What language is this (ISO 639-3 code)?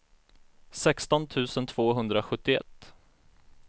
swe